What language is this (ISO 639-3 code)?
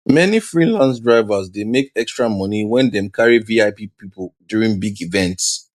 pcm